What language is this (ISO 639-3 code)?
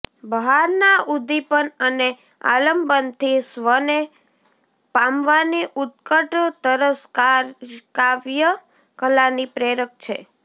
guj